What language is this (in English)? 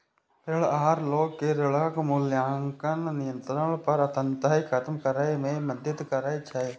Maithili